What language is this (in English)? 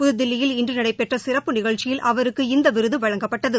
Tamil